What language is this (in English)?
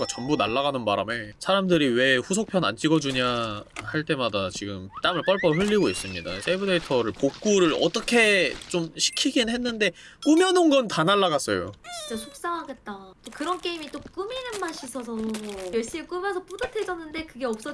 Korean